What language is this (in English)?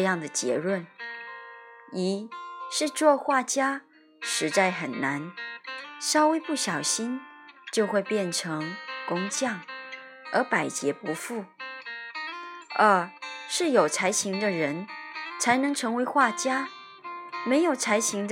Chinese